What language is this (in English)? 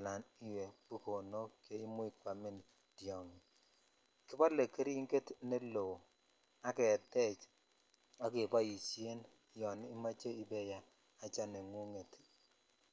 Kalenjin